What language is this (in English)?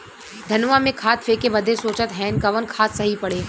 Bhojpuri